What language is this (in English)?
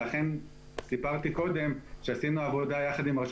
Hebrew